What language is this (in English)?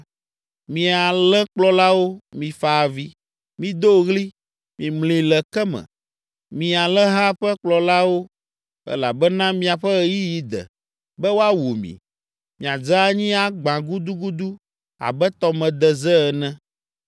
Ewe